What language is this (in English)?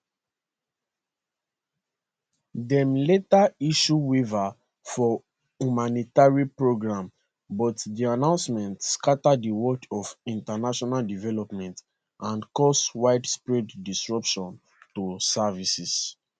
Nigerian Pidgin